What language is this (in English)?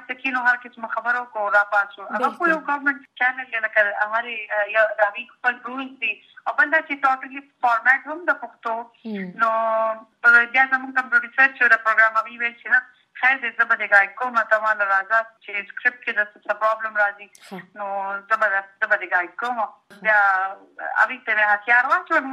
Urdu